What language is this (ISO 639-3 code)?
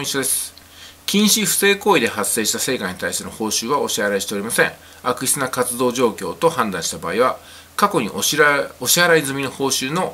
jpn